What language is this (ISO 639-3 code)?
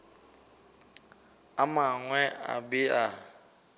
nso